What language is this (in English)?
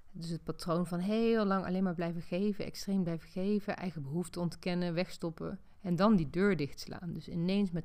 Dutch